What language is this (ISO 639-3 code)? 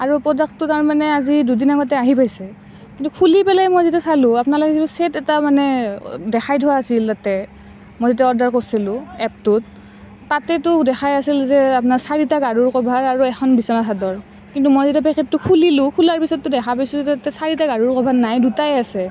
asm